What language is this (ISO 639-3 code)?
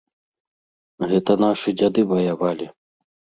bel